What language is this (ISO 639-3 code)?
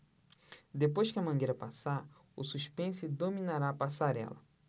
por